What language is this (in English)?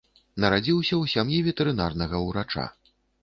Belarusian